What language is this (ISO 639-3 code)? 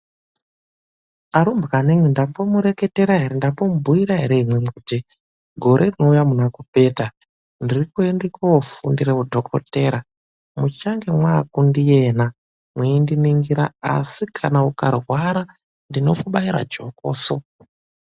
ndc